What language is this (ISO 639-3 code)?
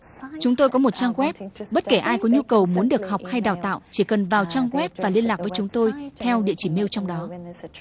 vie